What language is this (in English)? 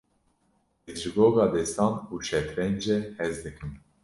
Kurdish